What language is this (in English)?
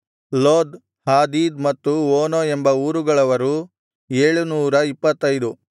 Kannada